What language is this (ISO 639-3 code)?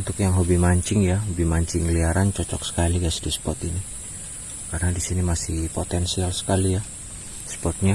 ind